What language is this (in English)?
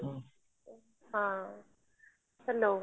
Odia